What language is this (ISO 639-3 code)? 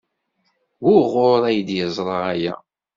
kab